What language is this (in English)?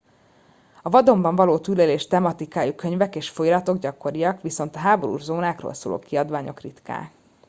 Hungarian